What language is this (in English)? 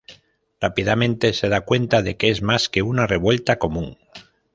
Spanish